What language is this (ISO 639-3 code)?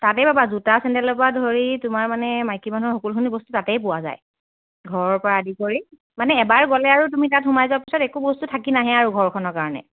asm